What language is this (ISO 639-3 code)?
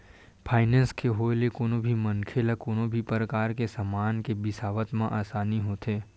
hne